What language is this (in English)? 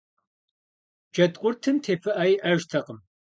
Kabardian